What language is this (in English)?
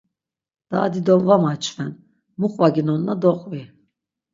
Laz